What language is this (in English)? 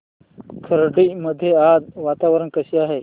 Marathi